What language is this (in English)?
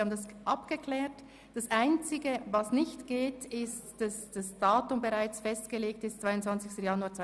Swiss German